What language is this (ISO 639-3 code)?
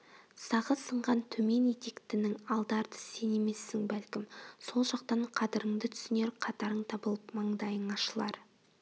kaz